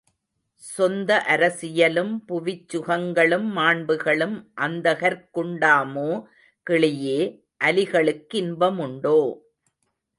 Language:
Tamil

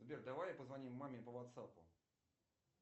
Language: Russian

